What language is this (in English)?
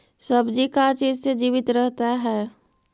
Magahi